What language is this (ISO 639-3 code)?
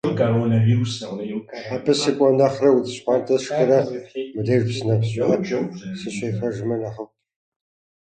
kbd